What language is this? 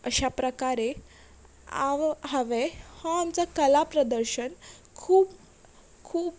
Konkani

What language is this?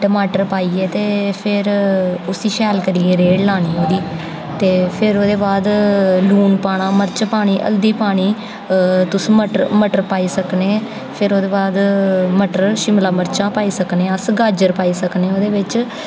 Dogri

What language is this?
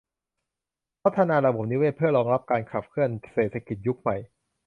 Thai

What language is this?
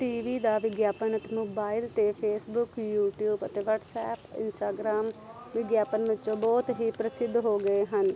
Punjabi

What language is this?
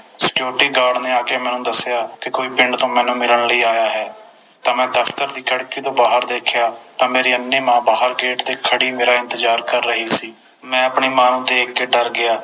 Punjabi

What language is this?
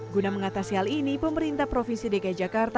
Indonesian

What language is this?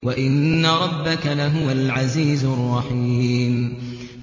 Arabic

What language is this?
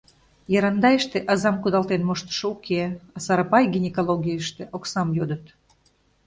Mari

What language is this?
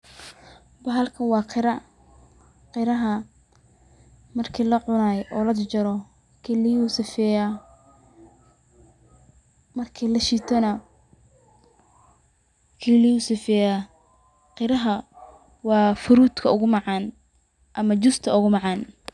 Somali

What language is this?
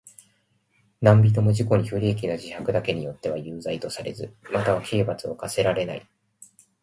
Japanese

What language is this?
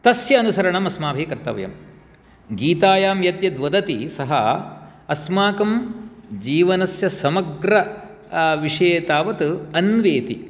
Sanskrit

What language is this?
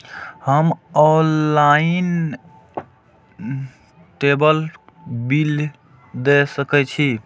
Maithili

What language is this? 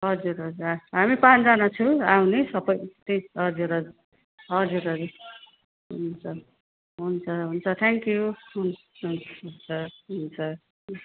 Nepali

